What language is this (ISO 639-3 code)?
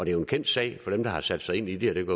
dan